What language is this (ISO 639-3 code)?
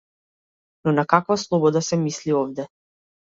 mkd